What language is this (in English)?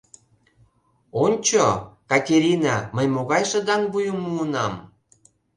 Mari